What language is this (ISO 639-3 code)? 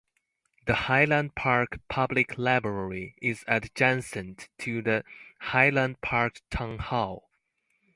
eng